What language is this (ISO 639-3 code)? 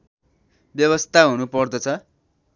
nep